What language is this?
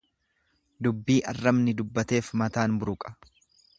Oromo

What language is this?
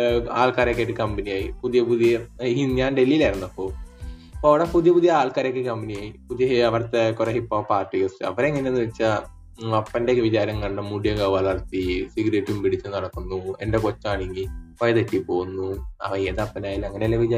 Malayalam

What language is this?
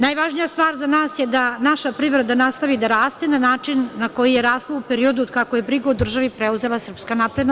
Serbian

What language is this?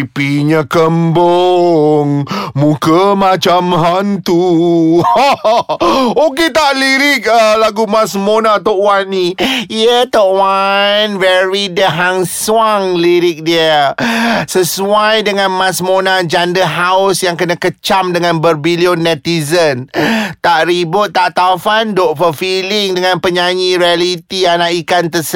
Malay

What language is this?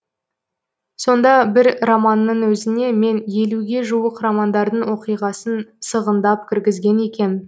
Kazakh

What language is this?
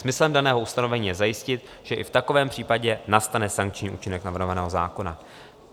Czech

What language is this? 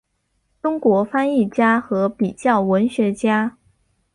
Chinese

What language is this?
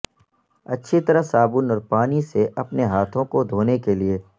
Urdu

